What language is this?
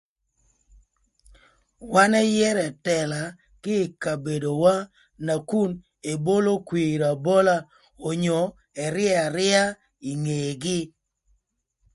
Thur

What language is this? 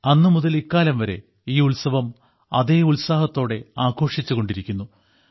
Malayalam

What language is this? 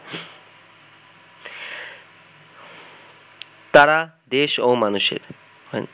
Bangla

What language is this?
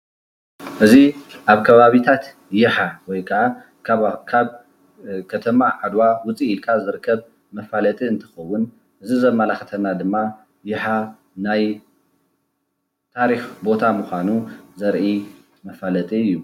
Tigrinya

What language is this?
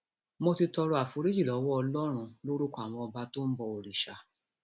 Yoruba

